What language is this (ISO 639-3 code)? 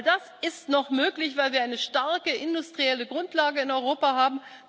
deu